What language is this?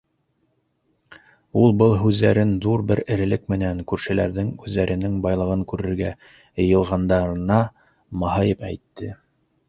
Bashkir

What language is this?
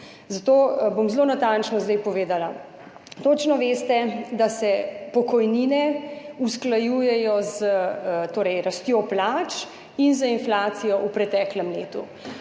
Slovenian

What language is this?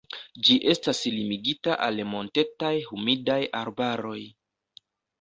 Esperanto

